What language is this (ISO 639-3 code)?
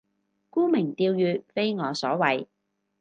yue